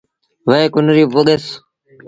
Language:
Sindhi Bhil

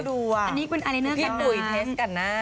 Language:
Thai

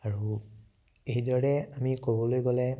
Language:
Assamese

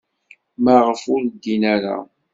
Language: Kabyle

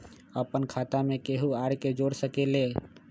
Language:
Magahi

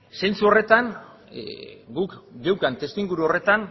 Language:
Basque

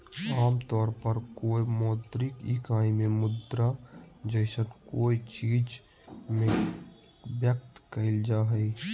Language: Magahi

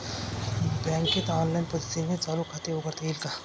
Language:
Marathi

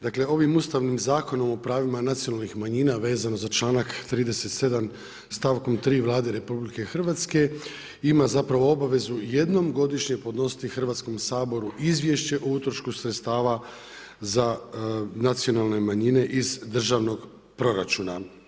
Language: Croatian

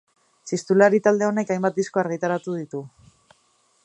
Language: Basque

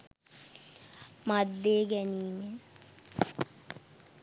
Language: Sinhala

